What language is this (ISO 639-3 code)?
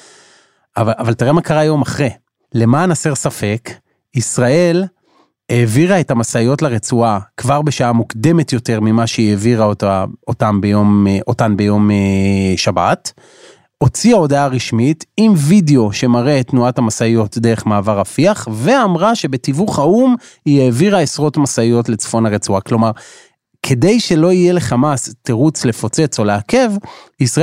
heb